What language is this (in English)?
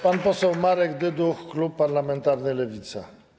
Polish